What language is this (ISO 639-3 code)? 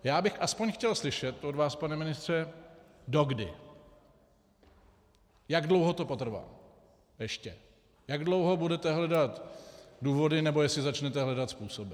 ces